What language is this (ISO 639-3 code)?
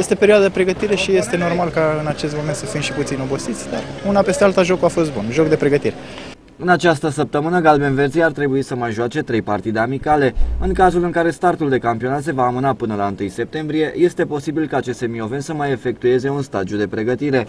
ron